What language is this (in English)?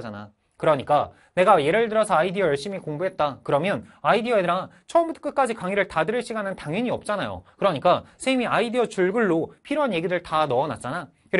Korean